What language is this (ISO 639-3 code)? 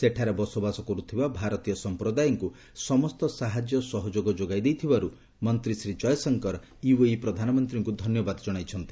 ori